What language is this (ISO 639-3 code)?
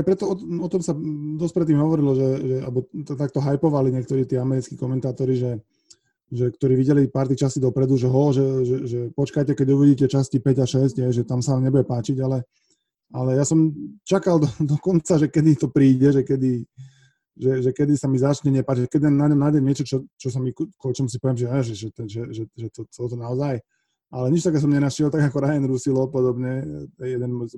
slk